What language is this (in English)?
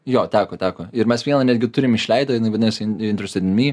Lithuanian